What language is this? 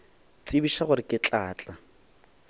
Northern Sotho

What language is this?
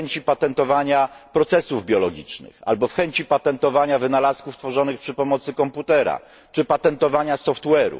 Polish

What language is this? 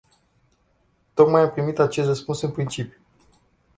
Romanian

